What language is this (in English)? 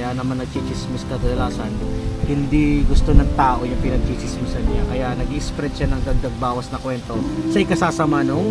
Filipino